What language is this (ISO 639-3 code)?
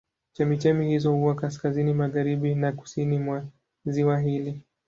swa